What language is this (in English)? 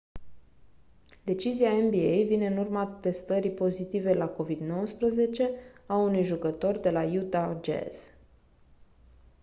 Romanian